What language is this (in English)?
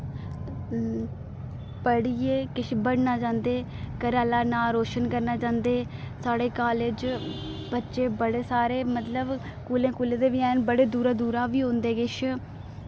Dogri